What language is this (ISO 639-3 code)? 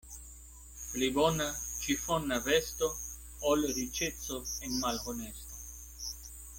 epo